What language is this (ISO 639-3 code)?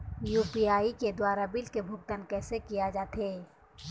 hne